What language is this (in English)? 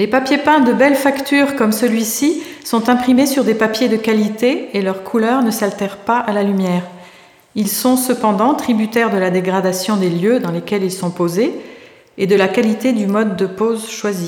French